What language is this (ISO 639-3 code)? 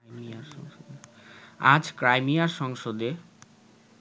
ben